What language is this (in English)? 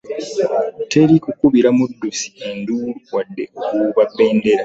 Ganda